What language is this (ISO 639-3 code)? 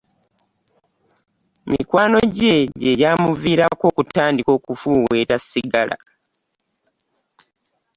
lug